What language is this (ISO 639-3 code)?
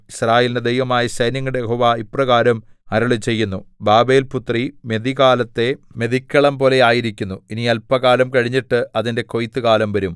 mal